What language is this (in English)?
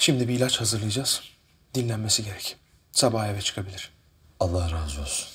Turkish